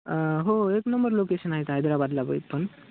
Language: Marathi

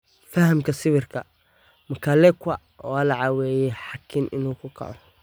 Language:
Somali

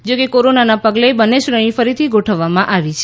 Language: Gujarati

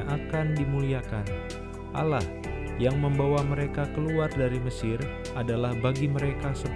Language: Indonesian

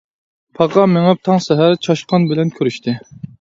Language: Uyghur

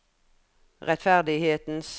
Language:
Norwegian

